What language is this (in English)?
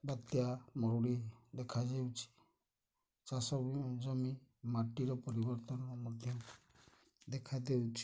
Odia